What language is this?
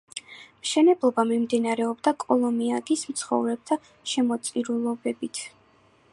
Georgian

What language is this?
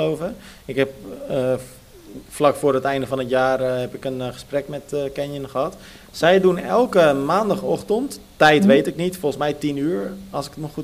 Dutch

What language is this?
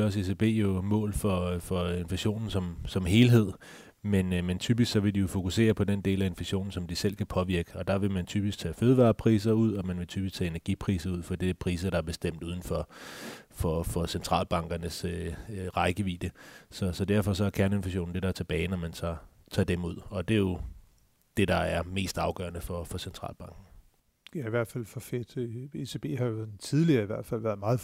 Danish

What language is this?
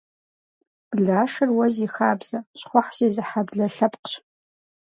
Kabardian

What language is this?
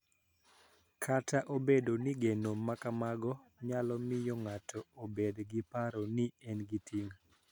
Luo (Kenya and Tanzania)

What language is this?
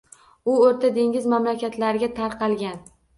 Uzbek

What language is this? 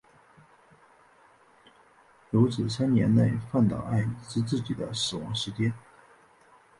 Chinese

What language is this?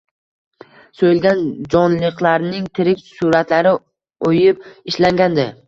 Uzbek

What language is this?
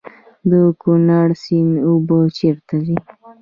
Pashto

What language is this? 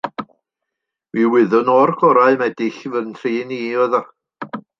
Welsh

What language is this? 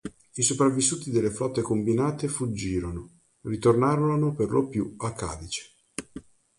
Italian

